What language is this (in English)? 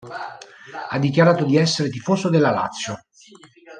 Italian